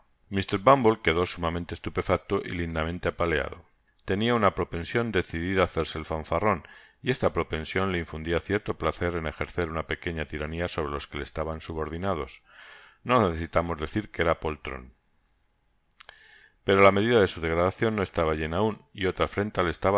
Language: Spanish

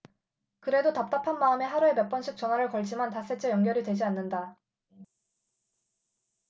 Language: Korean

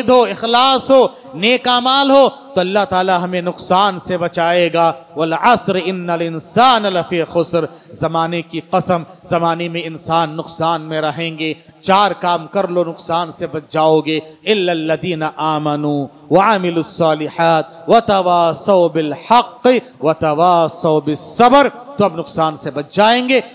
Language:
Arabic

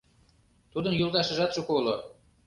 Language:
Mari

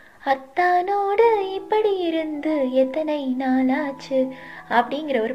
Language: Tamil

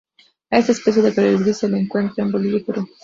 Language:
Spanish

